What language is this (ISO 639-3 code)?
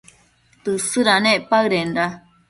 mcf